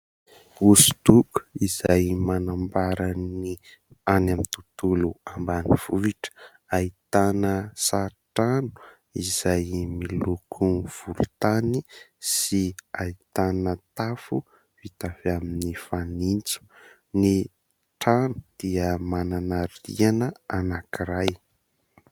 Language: Malagasy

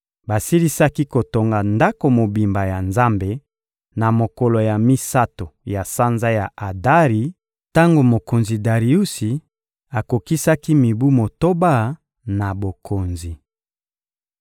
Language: Lingala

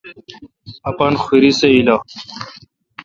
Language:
Kalkoti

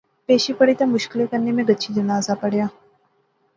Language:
Pahari-Potwari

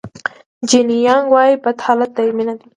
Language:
Pashto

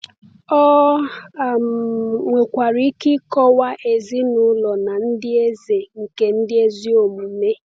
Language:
Igbo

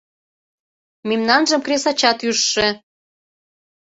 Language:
Mari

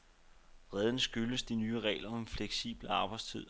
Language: Danish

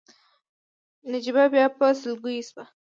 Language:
Pashto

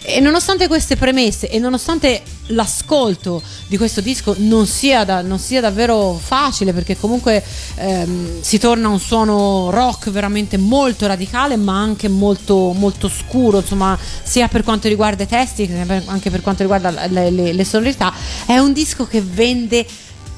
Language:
Italian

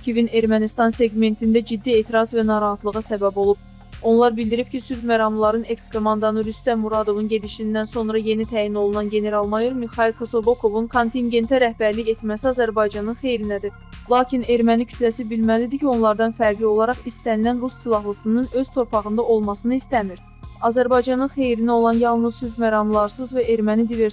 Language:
Turkish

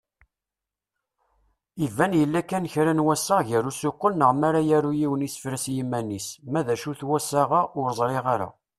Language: Kabyle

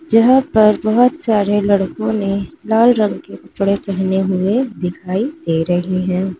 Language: Hindi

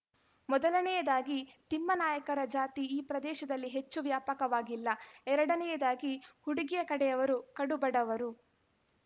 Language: Kannada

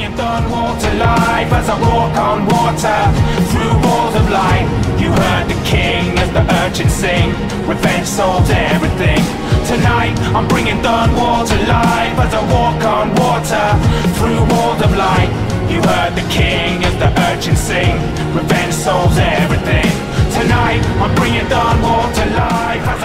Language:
Russian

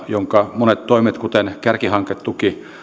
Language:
Finnish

